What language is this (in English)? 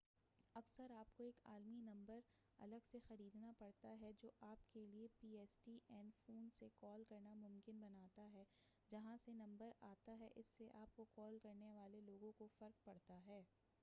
Urdu